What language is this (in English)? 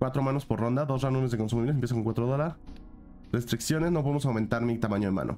Spanish